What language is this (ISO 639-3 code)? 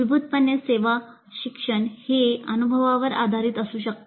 mar